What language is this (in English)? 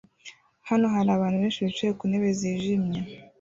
Kinyarwanda